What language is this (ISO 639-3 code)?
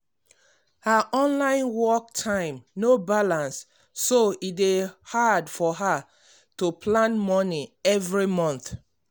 pcm